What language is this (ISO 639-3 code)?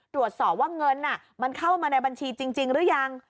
tha